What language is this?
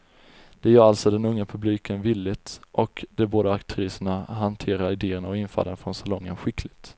Swedish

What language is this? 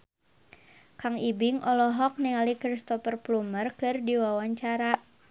Sundanese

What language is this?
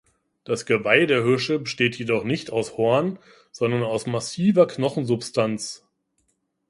German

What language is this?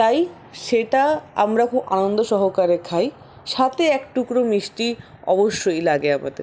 Bangla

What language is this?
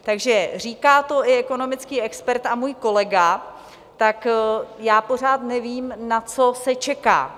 Czech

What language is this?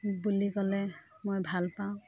Assamese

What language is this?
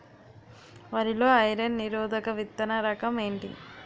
Telugu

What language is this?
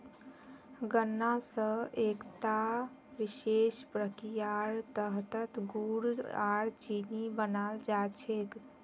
Magahi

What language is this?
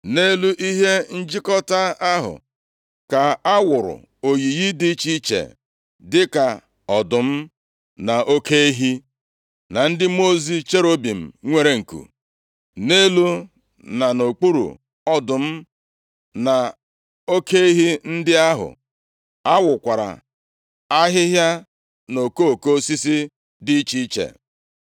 Igbo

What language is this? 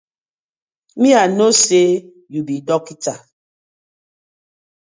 Nigerian Pidgin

